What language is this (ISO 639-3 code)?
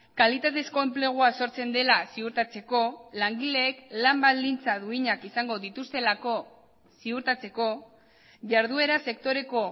eus